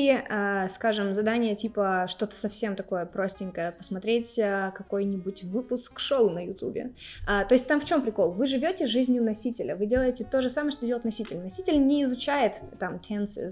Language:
Russian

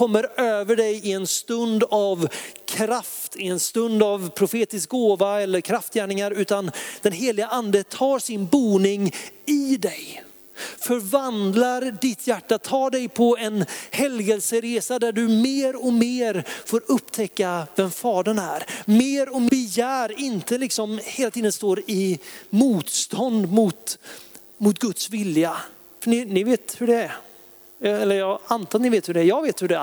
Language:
Swedish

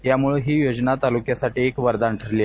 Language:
Marathi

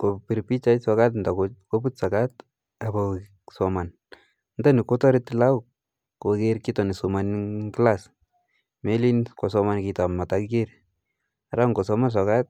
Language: Kalenjin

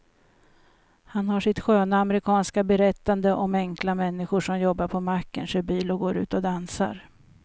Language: Swedish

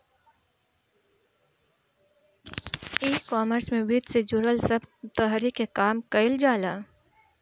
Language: Bhojpuri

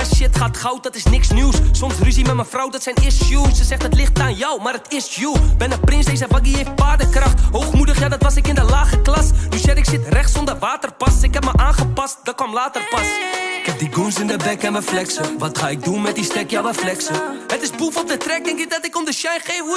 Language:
Dutch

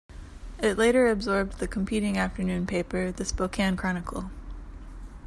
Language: English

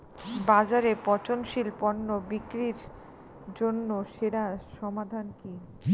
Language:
Bangla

